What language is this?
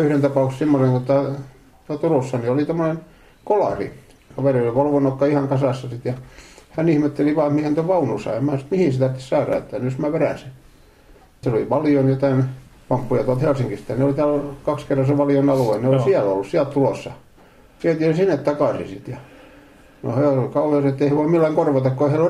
Finnish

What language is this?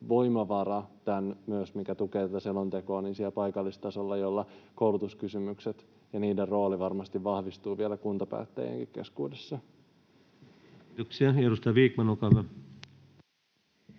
Finnish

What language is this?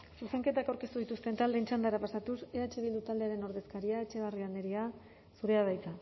Basque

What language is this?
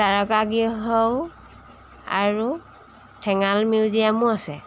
Assamese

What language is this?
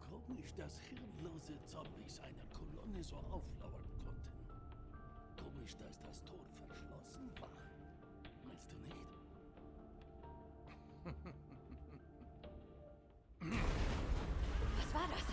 German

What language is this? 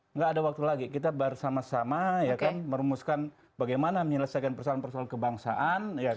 Indonesian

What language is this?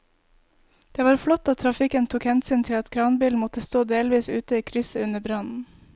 Norwegian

